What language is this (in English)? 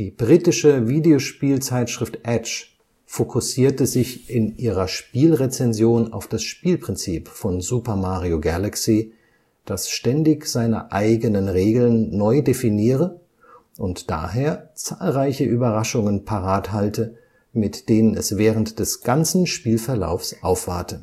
German